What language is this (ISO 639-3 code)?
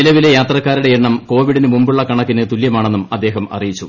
mal